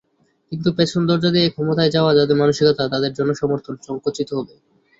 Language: Bangla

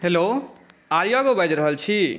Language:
Maithili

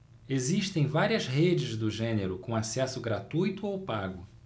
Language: Portuguese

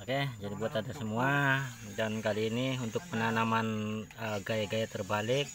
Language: Indonesian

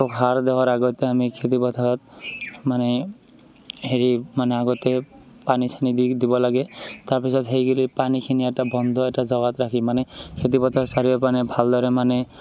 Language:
Assamese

